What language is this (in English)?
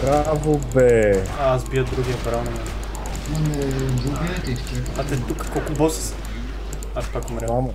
Bulgarian